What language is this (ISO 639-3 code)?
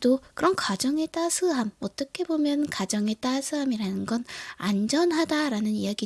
kor